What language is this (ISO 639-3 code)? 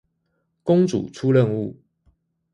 zho